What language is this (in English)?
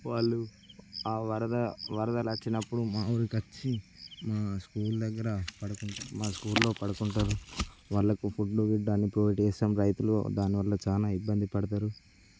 Telugu